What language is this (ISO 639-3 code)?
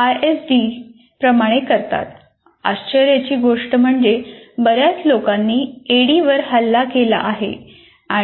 mar